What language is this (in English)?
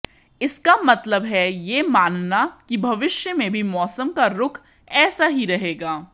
Hindi